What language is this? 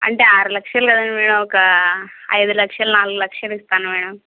Telugu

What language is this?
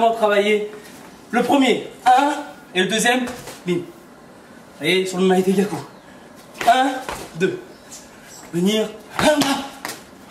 French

